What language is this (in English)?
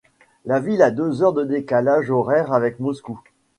French